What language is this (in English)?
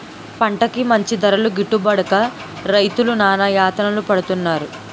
Telugu